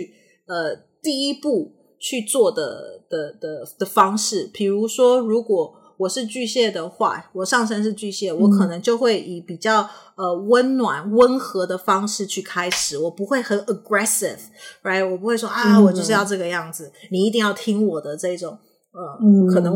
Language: Chinese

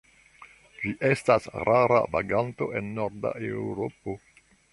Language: Esperanto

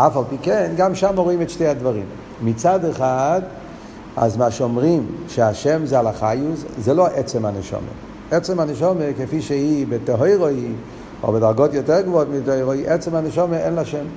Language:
Hebrew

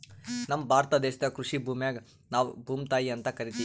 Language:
Kannada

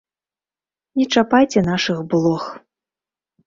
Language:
Belarusian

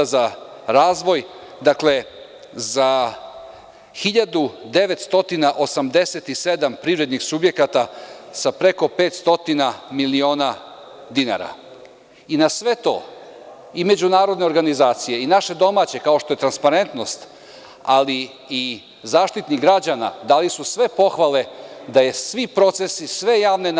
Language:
Serbian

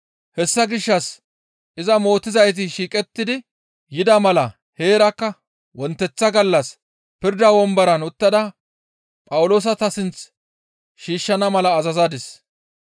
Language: Gamo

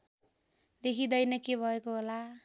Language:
Nepali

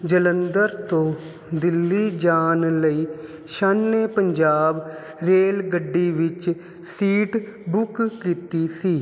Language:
Punjabi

